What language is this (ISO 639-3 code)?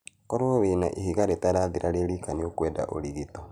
kik